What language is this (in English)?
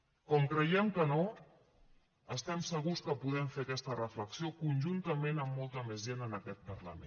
Catalan